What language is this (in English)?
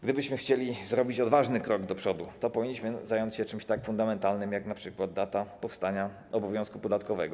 Polish